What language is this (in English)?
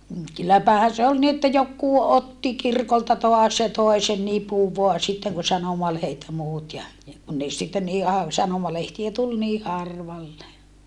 Finnish